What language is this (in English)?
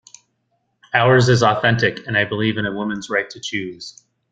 English